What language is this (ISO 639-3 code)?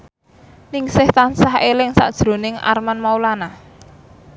jav